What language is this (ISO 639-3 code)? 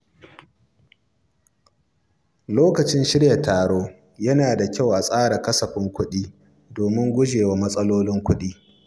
hau